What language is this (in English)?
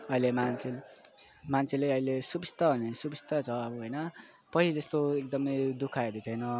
Nepali